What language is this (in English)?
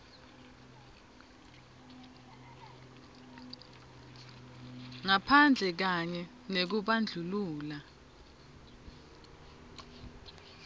Swati